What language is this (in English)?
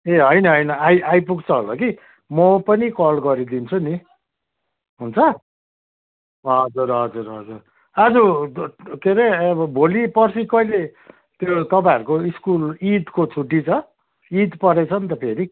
Nepali